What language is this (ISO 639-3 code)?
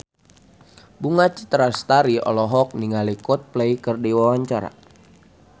sun